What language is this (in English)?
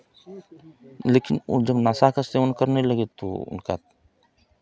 Hindi